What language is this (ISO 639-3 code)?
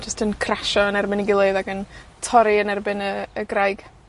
cym